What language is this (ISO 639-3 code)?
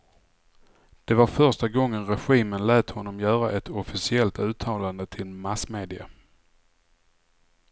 swe